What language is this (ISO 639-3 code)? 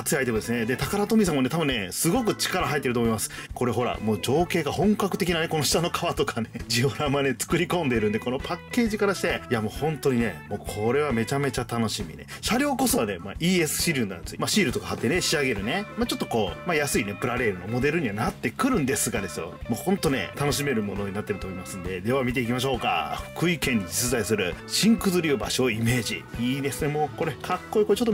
jpn